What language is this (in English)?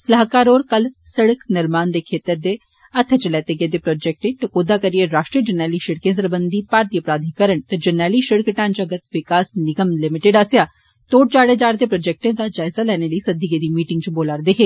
Dogri